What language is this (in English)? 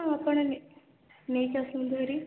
Odia